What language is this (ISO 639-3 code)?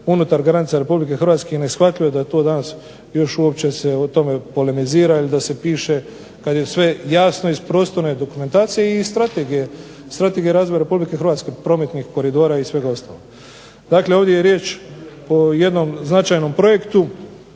hrv